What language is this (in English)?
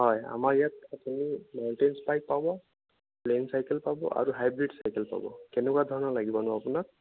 Assamese